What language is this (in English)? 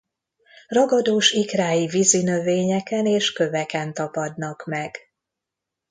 Hungarian